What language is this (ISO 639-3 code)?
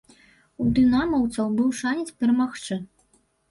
bel